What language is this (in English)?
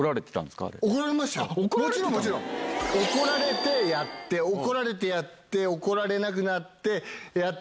Japanese